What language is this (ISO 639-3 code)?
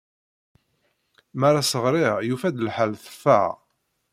kab